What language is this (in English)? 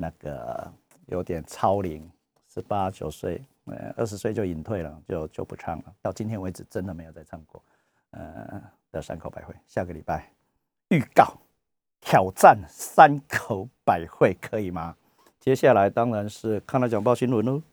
Chinese